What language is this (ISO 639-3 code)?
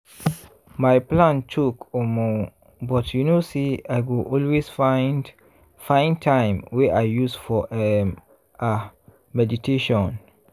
pcm